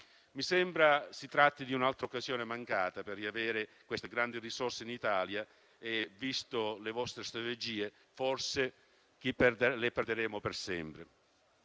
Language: Italian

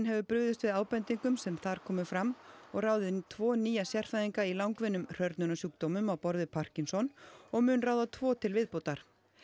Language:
Icelandic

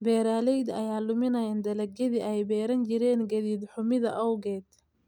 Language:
Somali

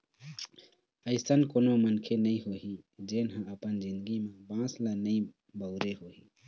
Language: Chhattisgarhi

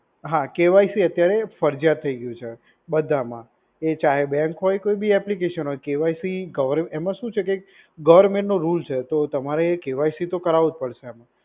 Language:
Gujarati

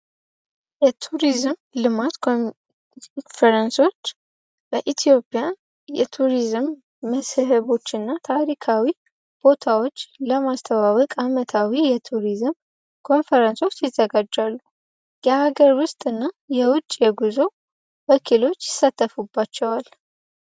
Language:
Amharic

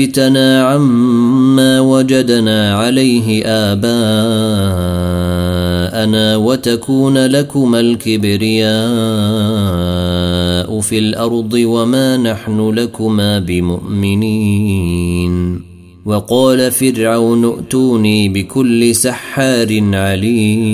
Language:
Arabic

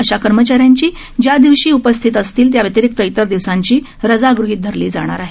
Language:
Marathi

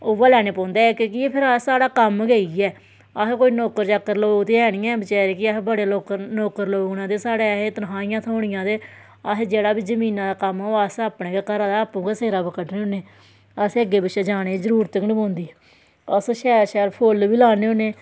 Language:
Dogri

